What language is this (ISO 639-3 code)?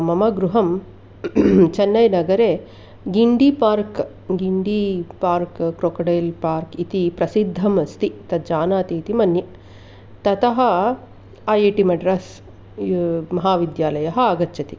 san